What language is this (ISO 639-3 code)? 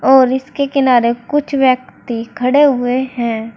hin